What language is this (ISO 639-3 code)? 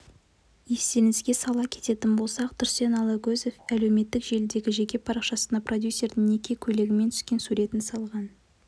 kaz